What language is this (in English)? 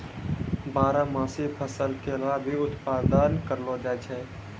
Maithili